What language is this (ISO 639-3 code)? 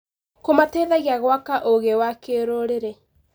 kik